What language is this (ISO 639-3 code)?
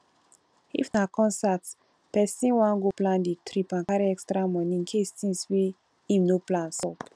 pcm